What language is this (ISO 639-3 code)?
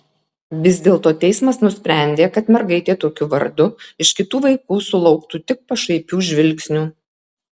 lit